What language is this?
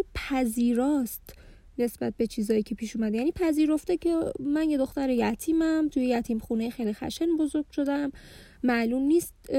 Persian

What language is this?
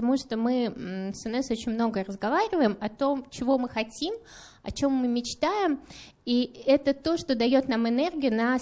Russian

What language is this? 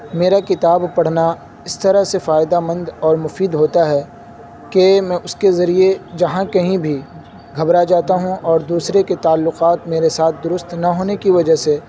Urdu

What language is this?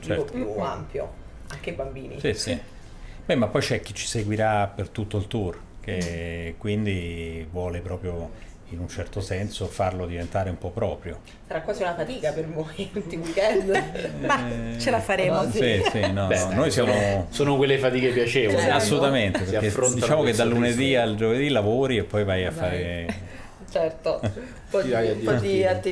Italian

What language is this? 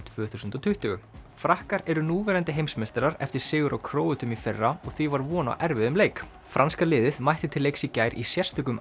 Icelandic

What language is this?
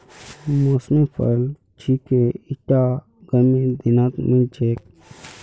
Magahi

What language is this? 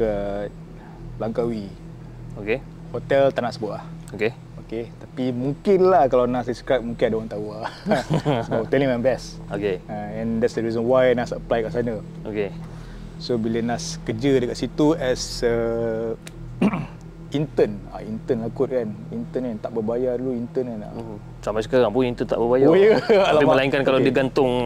Malay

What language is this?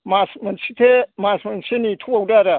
Bodo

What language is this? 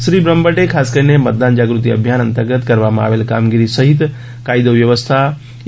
Gujarati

